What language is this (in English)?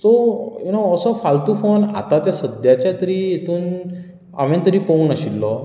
Konkani